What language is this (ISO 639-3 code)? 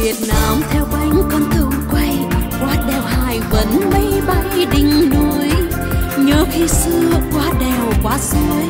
vie